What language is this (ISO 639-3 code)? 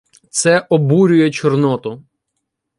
ukr